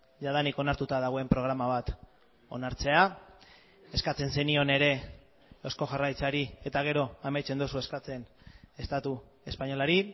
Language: Basque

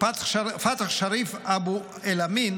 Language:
Hebrew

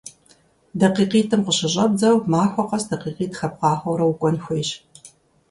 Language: Kabardian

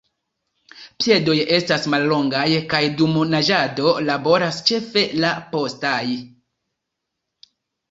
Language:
Esperanto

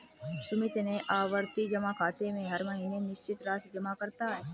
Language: Hindi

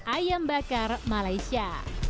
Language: Indonesian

